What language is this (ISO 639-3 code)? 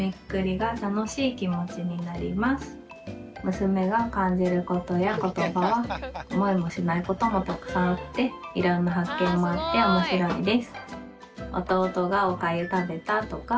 jpn